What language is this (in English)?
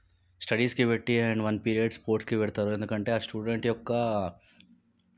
Telugu